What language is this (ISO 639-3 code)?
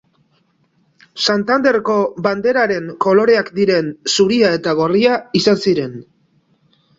eus